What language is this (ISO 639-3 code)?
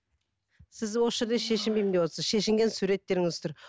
kaz